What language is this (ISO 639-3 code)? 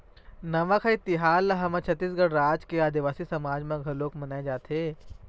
hne